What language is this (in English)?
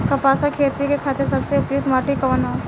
Bhojpuri